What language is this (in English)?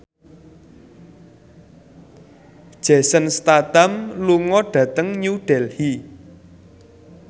Javanese